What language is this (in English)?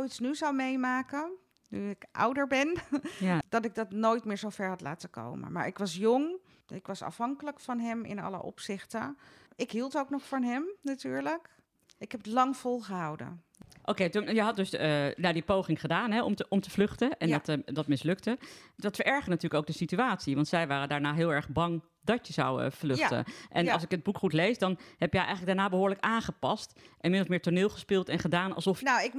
Dutch